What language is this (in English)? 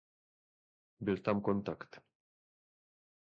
Czech